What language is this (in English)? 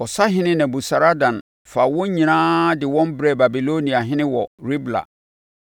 Akan